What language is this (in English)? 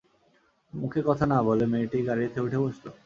Bangla